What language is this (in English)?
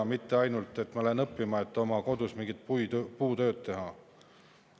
Estonian